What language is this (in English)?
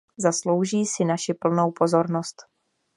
Czech